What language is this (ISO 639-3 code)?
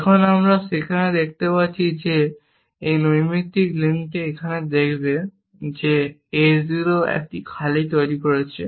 ben